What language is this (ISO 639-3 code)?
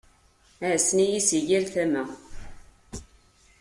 kab